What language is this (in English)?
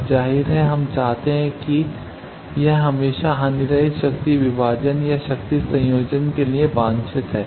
Hindi